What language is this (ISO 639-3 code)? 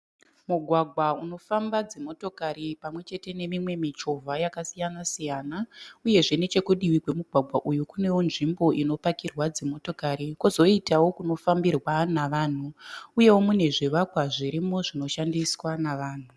sna